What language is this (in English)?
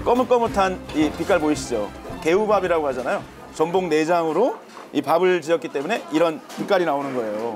Korean